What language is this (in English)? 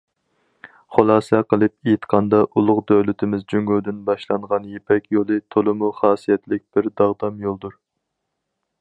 Uyghur